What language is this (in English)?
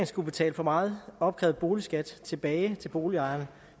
Danish